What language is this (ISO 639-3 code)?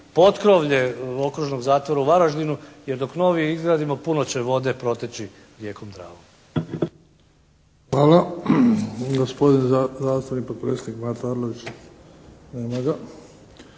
hrv